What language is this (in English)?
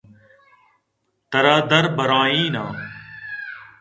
Eastern Balochi